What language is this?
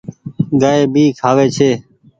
Goaria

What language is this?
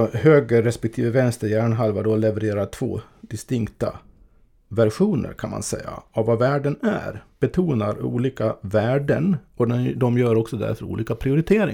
Swedish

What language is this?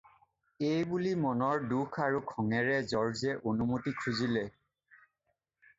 Assamese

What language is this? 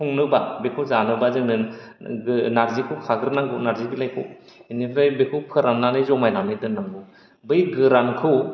Bodo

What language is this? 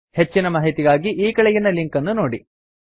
Kannada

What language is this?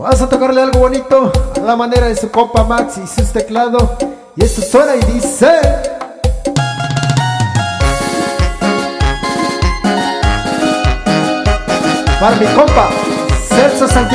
Japanese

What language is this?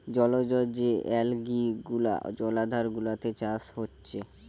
Bangla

